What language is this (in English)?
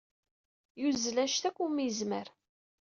Kabyle